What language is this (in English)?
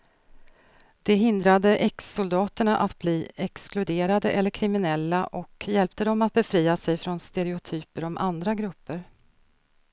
Swedish